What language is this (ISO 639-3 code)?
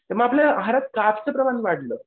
mar